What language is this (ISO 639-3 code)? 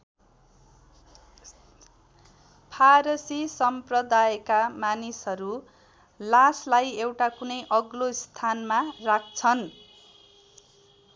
nep